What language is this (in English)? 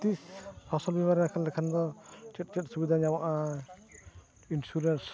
Santali